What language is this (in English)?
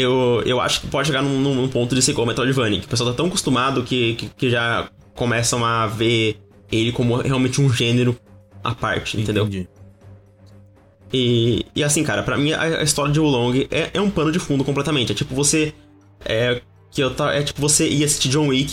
Portuguese